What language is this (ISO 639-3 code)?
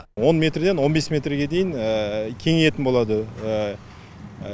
kaz